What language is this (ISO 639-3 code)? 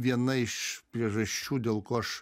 lit